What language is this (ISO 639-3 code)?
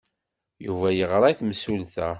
kab